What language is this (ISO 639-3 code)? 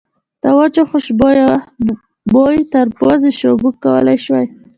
pus